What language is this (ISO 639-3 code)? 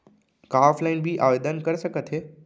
hne